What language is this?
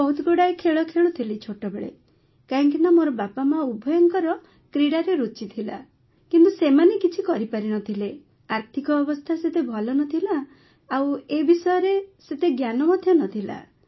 Odia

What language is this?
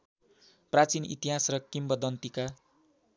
Nepali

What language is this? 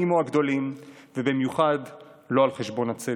Hebrew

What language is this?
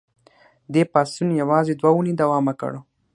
Pashto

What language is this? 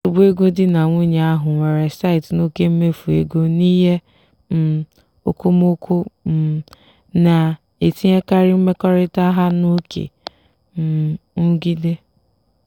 Igbo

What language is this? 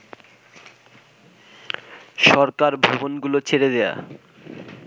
Bangla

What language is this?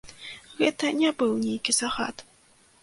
Belarusian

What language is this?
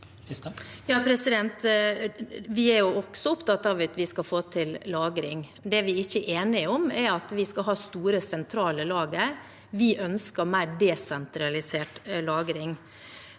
Norwegian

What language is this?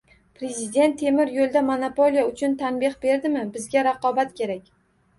Uzbek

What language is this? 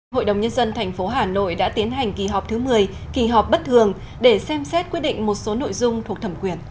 Vietnamese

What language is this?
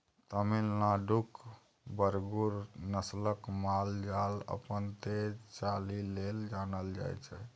Maithili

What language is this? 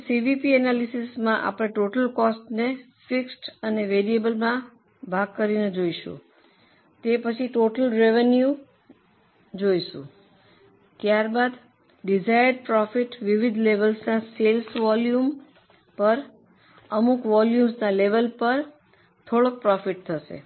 Gujarati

